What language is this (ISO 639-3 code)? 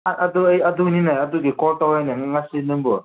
mni